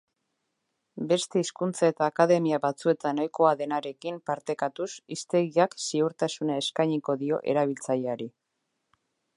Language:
Basque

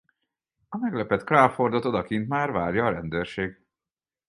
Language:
Hungarian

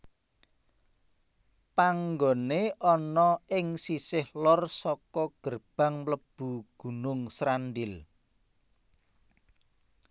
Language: Javanese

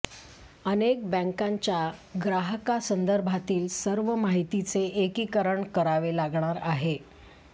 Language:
Marathi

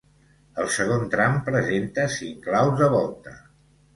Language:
Catalan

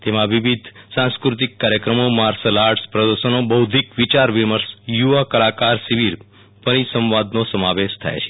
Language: Gujarati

